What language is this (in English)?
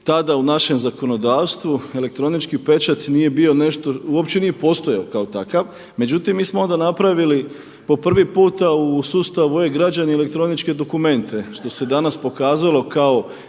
Croatian